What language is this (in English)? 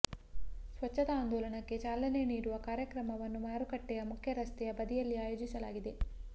Kannada